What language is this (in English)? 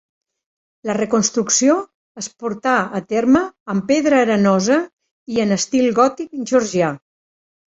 Catalan